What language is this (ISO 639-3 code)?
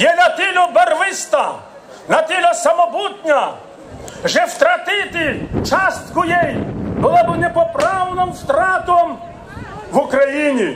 ukr